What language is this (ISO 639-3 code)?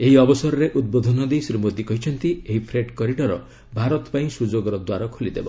ori